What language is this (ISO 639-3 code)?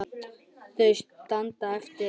isl